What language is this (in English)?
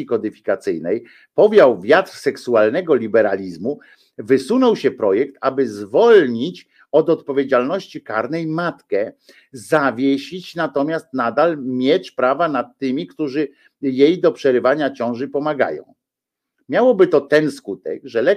Polish